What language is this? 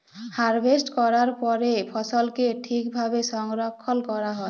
Bangla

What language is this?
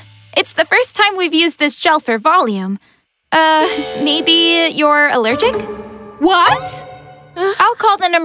English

